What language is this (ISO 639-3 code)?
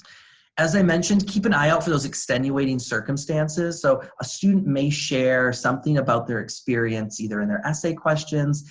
eng